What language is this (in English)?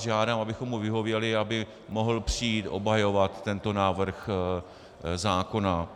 Czech